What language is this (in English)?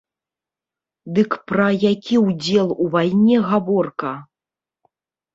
Belarusian